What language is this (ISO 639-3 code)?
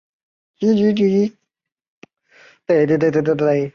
zho